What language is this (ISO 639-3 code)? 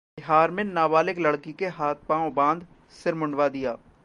hin